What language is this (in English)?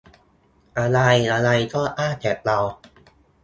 Thai